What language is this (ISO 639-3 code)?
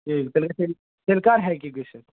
kas